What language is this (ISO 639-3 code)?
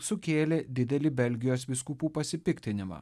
lit